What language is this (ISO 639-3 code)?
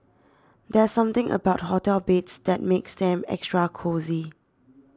eng